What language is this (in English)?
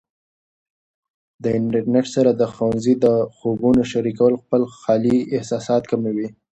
Pashto